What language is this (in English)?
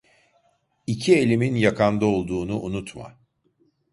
Turkish